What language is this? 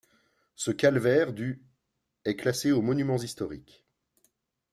French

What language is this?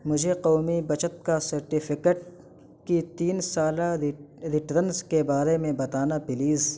Urdu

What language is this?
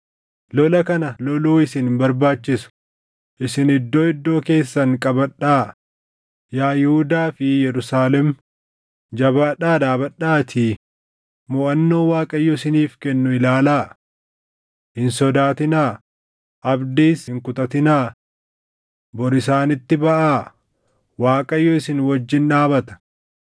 Oromo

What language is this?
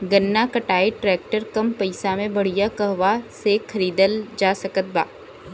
Bhojpuri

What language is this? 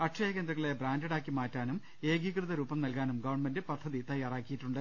Malayalam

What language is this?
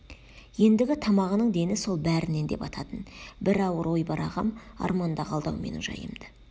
Kazakh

